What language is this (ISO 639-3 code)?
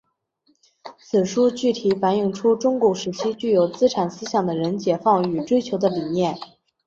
zho